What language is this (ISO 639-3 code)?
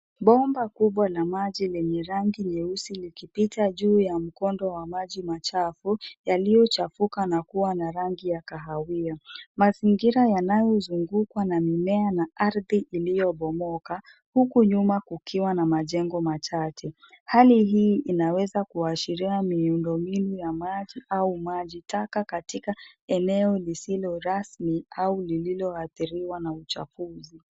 swa